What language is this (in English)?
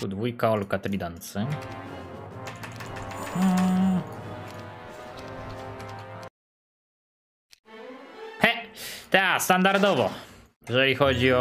Polish